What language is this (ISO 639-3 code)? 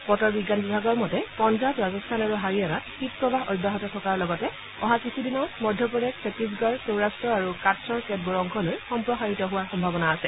asm